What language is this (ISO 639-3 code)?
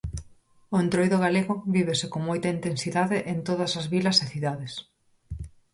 glg